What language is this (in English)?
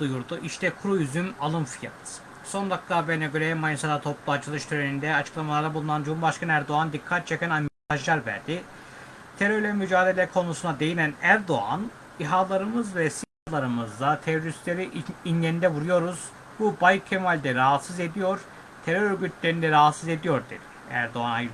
Turkish